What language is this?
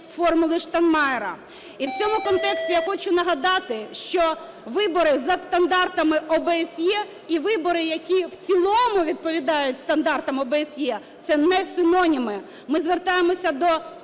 Ukrainian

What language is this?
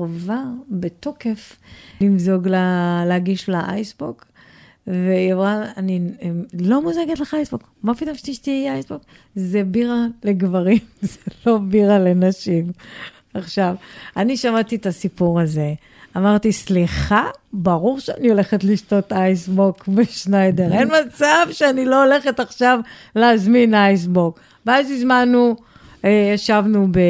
Hebrew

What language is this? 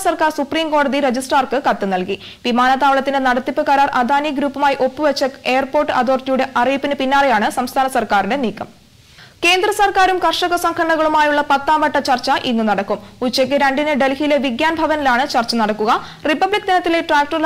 Romanian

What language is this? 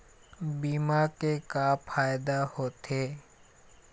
Chhattisgarhi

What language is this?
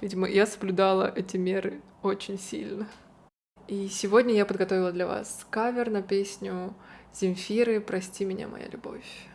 Russian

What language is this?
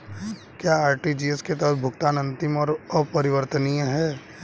Hindi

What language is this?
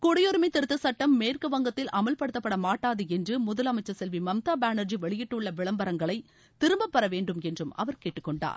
Tamil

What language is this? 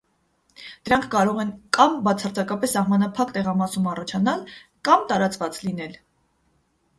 Armenian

